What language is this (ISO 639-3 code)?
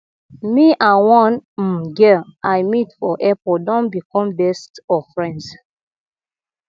pcm